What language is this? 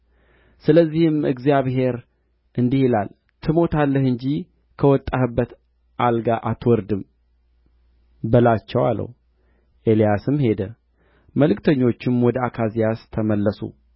Amharic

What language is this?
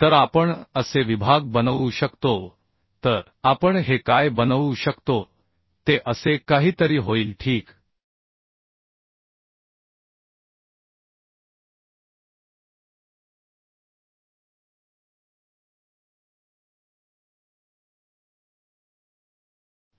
Marathi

